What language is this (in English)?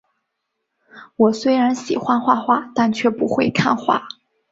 Chinese